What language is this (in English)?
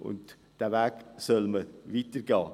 Swiss German